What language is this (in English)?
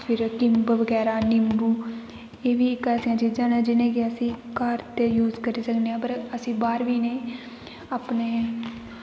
Dogri